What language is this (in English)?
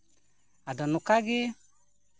Santali